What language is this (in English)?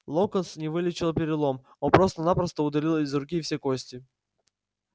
Russian